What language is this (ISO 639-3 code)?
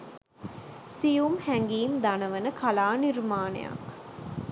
sin